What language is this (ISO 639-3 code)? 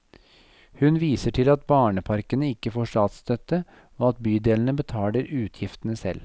nor